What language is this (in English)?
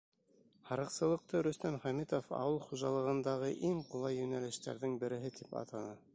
Bashkir